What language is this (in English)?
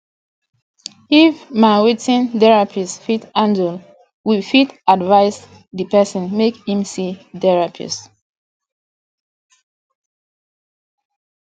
Nigerian Pidgin